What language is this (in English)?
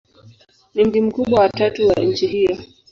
Swahili